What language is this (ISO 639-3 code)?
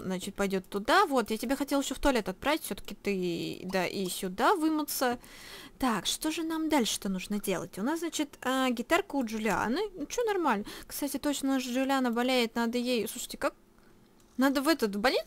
rus